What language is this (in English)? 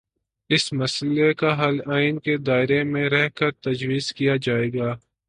Urdu